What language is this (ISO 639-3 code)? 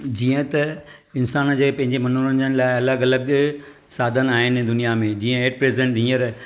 snd